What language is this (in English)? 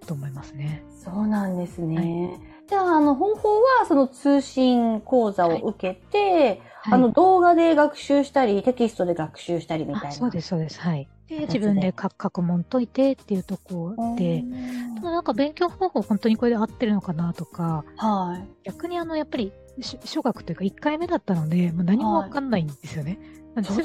Japanese